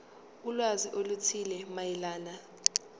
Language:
Zulu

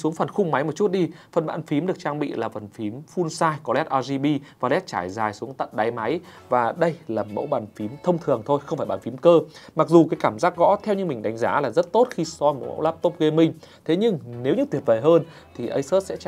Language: Vietnamese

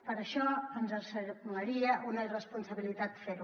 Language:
Catalan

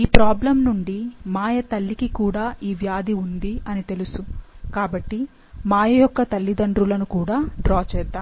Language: Telugu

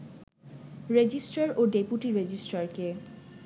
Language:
Bangla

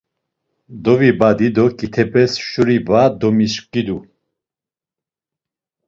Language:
Laz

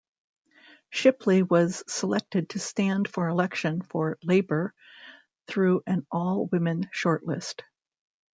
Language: English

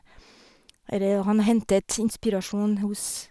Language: Norwegian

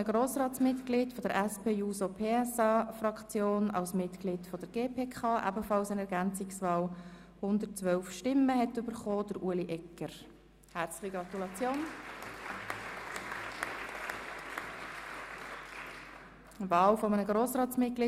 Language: Swiss German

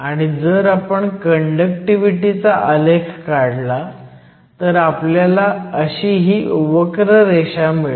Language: Marathi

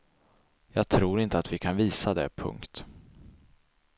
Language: Swedish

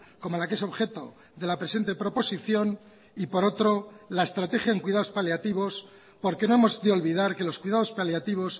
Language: Spanish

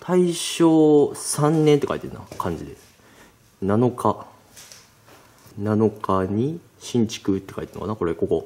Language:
Japanese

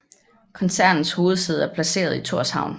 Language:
Danish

